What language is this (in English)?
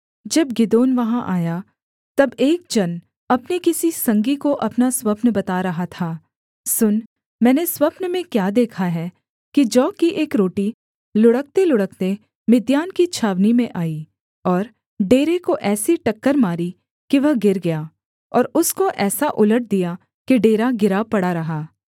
Hindi